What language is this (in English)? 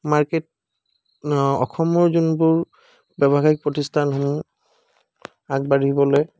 Assamese